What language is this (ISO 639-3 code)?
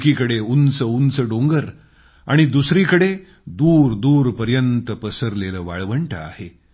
mar